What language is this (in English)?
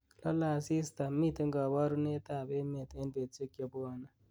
Kalenjin